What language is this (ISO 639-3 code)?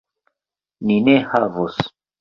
epo